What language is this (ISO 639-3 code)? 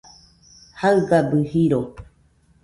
hux